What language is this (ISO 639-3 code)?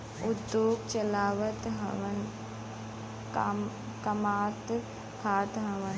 bho